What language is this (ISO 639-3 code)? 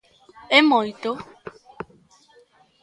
glg